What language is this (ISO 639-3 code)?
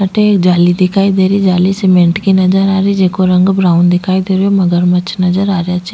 raj